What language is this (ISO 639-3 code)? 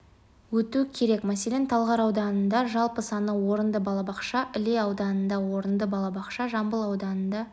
kaz